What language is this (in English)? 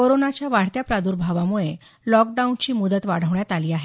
Marathi